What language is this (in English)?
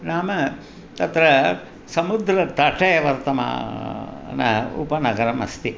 Sanskrit